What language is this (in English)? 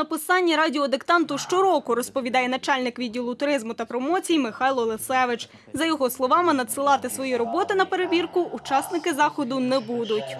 Ukrainian